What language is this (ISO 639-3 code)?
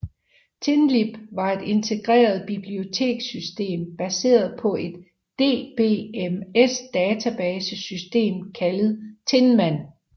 dan